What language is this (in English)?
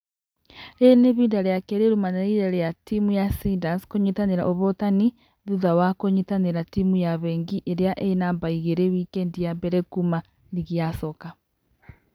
Kikuyu